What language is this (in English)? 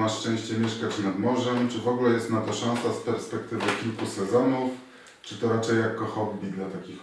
Polish